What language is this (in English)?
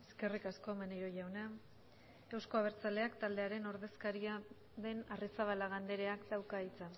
Basque